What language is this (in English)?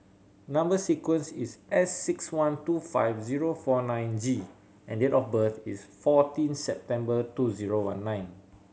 English